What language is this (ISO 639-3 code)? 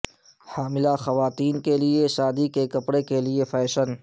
urd